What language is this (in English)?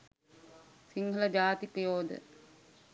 Sinhala